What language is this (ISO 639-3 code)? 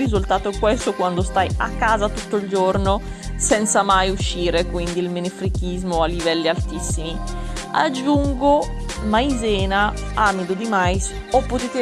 ita